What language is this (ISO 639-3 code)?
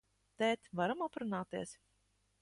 lav